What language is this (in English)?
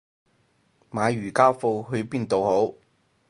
Cantonese